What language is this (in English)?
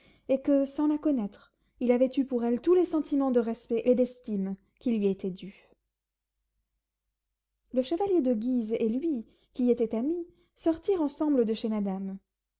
French